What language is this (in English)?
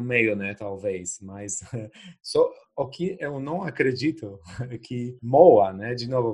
Portuguese